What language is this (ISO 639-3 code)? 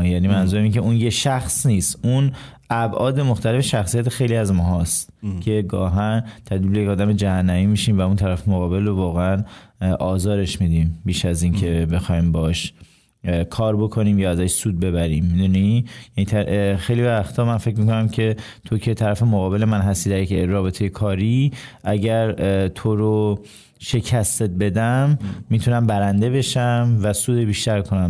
fas